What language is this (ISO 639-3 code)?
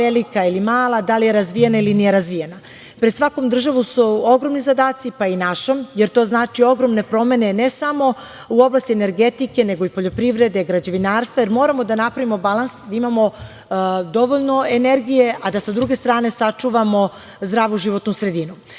srp